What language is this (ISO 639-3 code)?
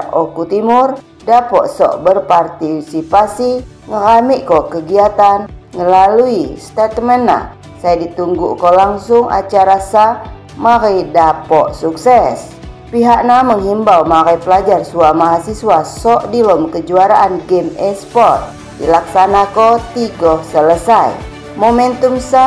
ind